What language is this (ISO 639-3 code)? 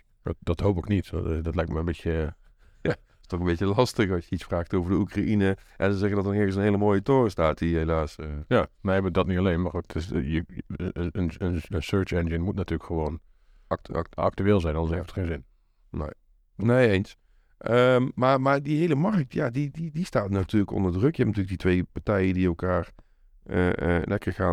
nld